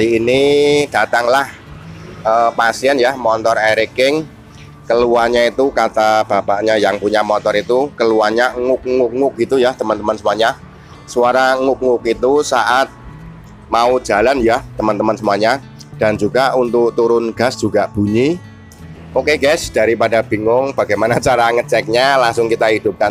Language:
Indonesian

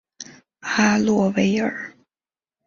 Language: Chinese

